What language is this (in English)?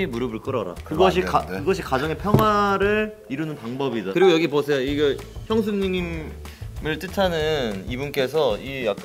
Korean